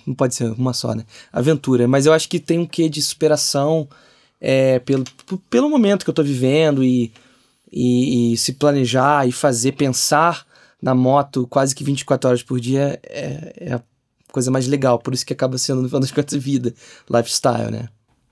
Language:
Portuguese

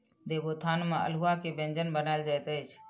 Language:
Maithili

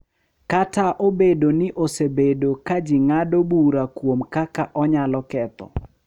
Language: Luo (Kenya and Tanzania)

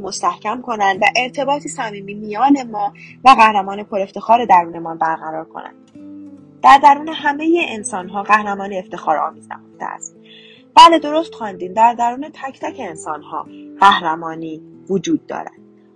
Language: Persian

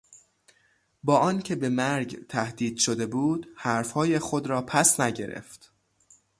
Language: Persian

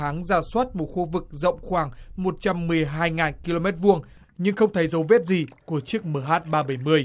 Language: Vietnamese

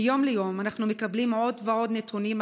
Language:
Hebrew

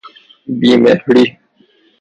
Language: Persian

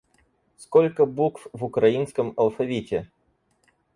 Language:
Russian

